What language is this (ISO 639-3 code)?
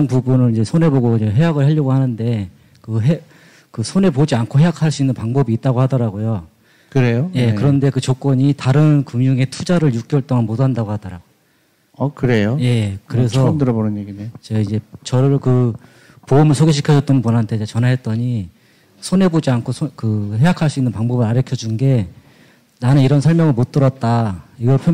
kor